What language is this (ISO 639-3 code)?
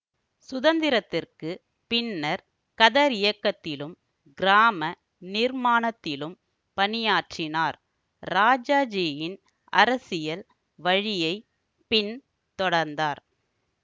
tam